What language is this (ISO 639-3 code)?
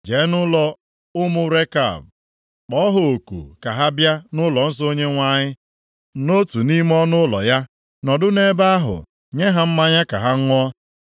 ibo